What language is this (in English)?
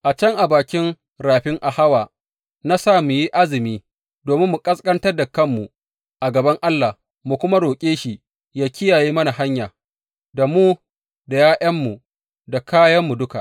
Hausa